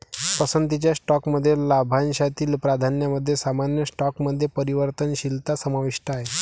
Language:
Marathi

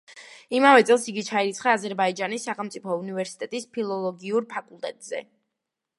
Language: Georgian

